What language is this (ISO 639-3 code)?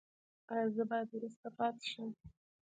pus